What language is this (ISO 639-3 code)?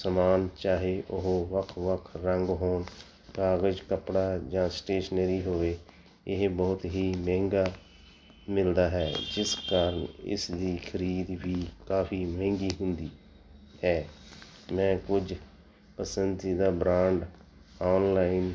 pan